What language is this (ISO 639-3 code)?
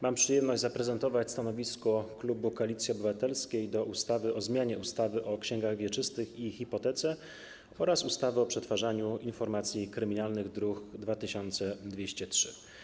pol